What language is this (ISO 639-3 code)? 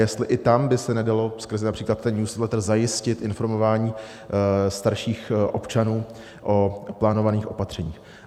ces